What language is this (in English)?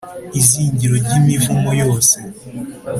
Kinyarwanda